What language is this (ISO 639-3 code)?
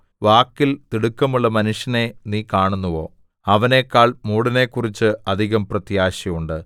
mal